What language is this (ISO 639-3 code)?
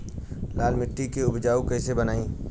bho